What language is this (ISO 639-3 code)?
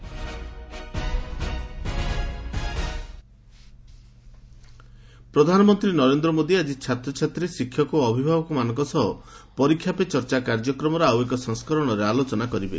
ori